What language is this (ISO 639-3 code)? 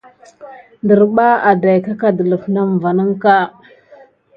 gid